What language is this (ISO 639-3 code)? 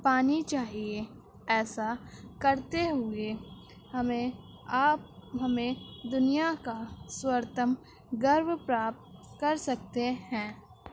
urd